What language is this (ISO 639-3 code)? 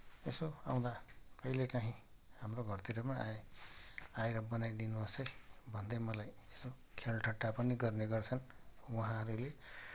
nep